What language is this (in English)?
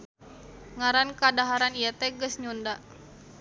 Sundanese